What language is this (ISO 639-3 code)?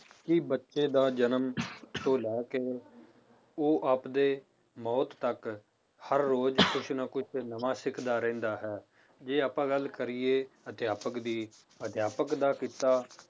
pan